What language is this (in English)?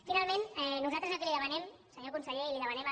Catalan